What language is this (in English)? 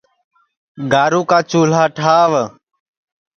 Sansi